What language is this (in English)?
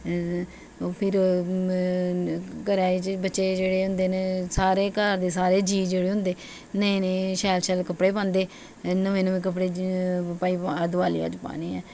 Dogri